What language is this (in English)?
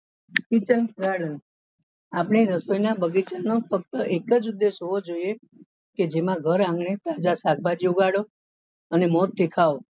Gujarati